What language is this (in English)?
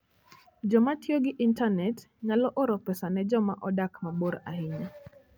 Luo (Kenya and Tanzania)